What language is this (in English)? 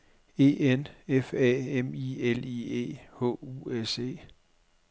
Danish